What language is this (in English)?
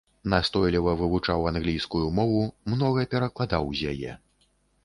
Belarusian